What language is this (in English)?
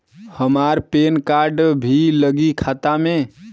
Bhojpuri